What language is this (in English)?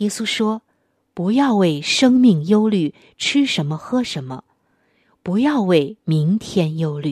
Chinese